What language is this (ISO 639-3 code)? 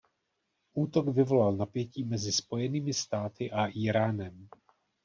ces